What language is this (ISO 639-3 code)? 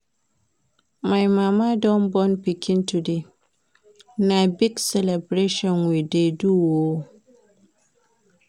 pcm